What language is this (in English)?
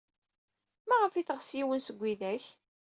Kabyle